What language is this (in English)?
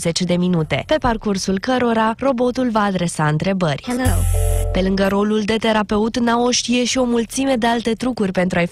Romanian